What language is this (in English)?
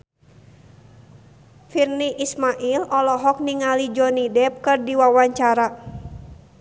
Sundanese